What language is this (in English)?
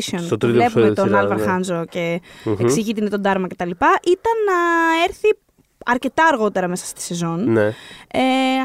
Greek